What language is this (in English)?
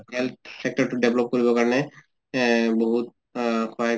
Assamese